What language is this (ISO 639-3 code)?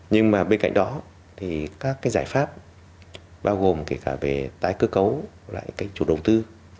vie